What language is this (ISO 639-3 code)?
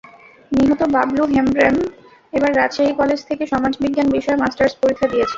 ben